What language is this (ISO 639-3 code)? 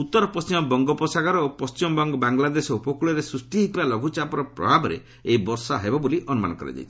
ori